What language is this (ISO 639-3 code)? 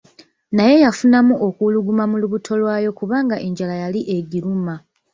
lug